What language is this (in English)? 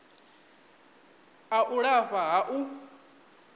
Venda